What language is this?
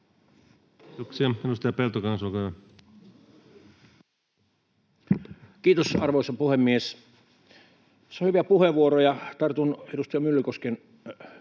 Finnish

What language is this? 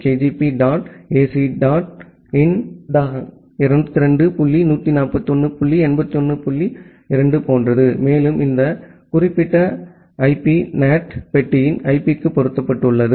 Tamil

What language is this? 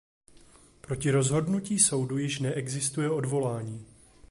Czech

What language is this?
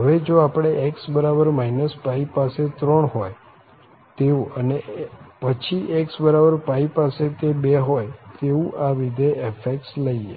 Gujarati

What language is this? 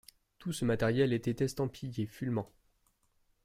French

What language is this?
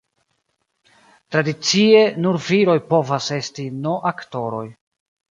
Esperanto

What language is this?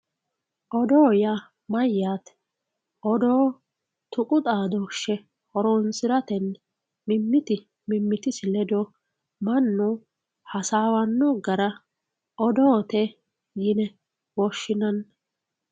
Sidamo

